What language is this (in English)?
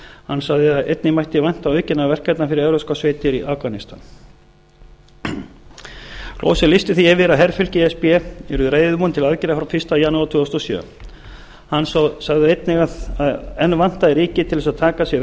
Icelandic